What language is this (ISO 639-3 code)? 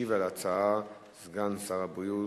heb